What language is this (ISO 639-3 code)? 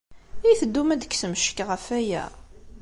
kab